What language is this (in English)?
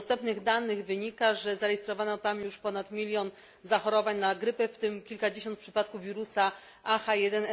Polish